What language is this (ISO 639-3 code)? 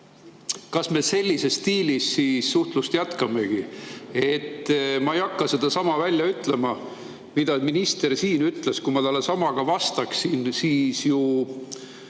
est